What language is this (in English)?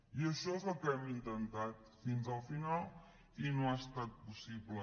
Catalan